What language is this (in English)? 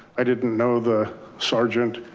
English